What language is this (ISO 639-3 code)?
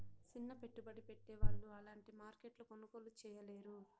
tel